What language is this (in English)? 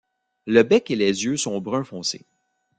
French